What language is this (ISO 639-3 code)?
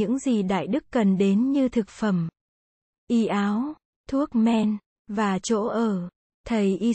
vie